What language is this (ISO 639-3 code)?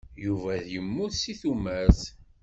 kab